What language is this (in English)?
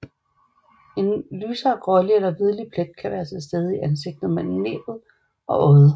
Danish